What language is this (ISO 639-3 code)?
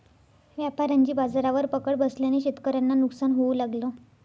mar